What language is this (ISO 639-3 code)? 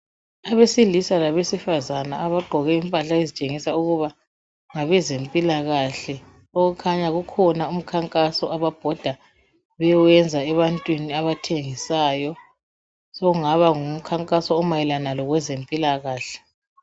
nde